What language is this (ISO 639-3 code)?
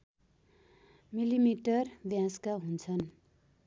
nep